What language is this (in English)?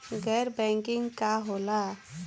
Bhojpuri